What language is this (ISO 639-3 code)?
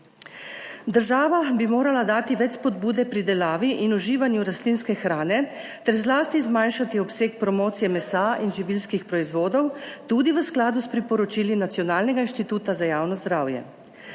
slv